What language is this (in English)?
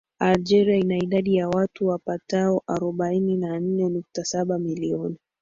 Swahili